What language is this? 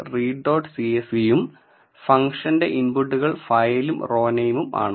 Malayalam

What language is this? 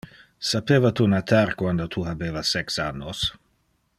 Interlingua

